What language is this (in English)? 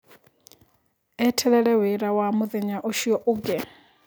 Kikuyu